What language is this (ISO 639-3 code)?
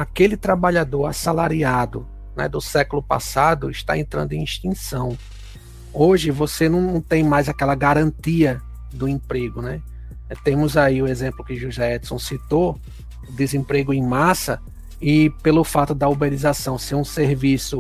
por